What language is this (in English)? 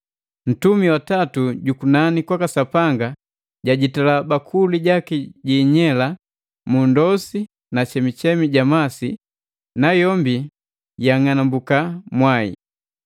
Matengo